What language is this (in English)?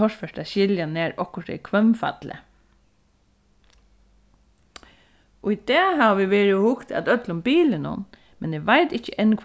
Faroese